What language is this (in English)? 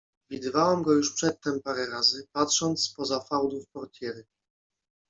Polish